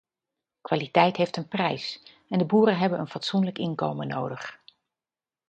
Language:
Dutch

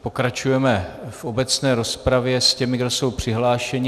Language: Czech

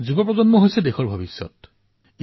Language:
Assamese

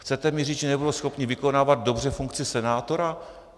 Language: Czech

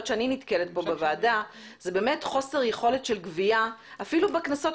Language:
Hebrew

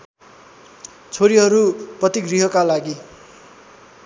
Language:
Nepali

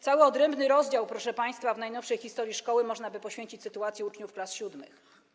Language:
Polish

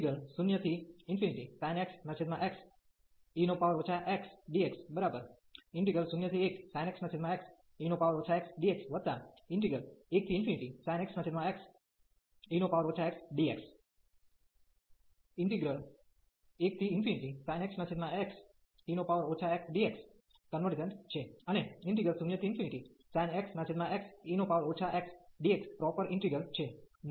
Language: Gujarati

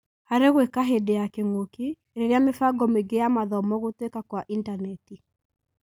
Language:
Kikuyu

